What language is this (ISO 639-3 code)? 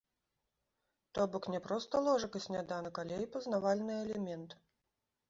bel